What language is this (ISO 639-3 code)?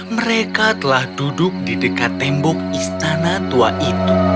ind